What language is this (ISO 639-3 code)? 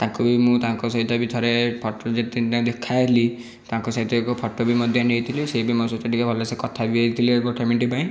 ori